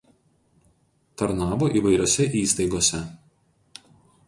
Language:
Lithuanian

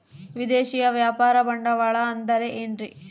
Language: Kannada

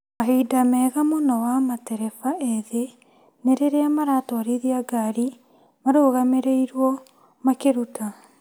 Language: Kikuyu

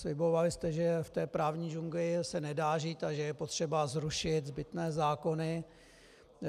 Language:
Czech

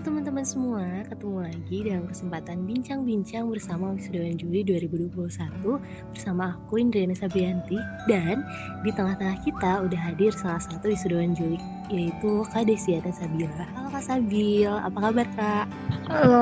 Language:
Indonesian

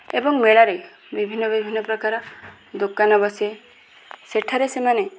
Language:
Odia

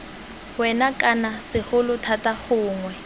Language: Tswana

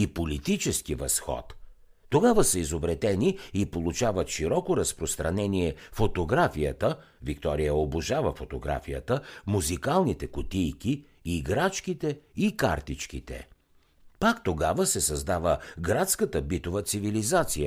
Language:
Bulgarian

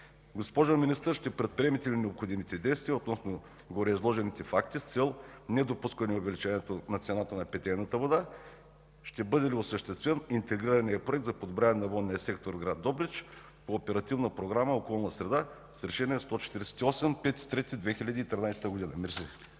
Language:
Bulgarian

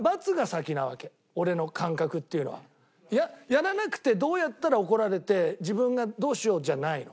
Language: Japanese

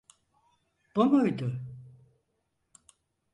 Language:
Turkish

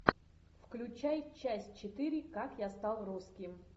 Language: Russian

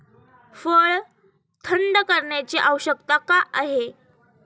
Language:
Marathi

